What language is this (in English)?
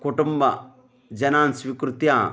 Sanskrit